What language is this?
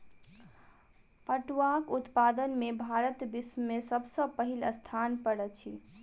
Maithili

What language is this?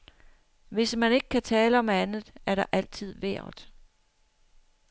Danish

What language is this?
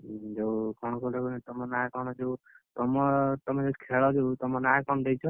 Odia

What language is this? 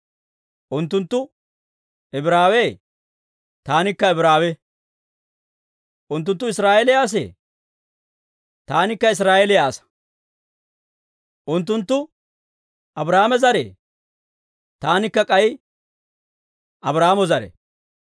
Dawro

